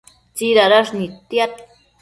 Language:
Matsés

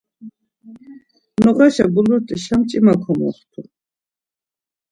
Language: Laz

